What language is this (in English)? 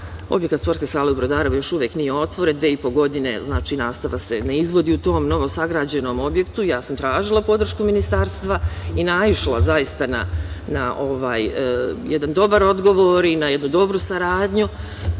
Serbian